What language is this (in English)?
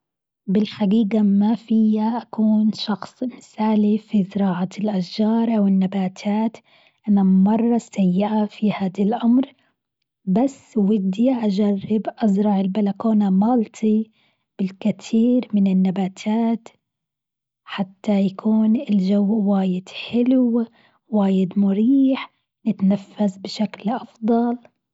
Gulf Arabic